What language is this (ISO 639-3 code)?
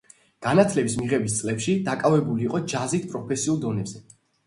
kat